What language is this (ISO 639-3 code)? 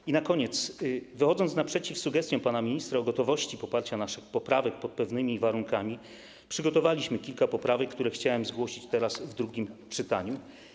pol